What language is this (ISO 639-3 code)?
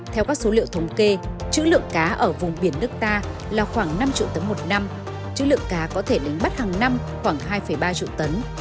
vie